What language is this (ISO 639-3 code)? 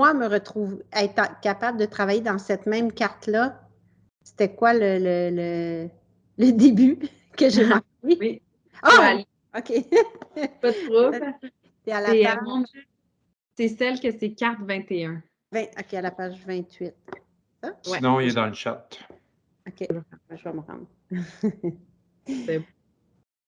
fra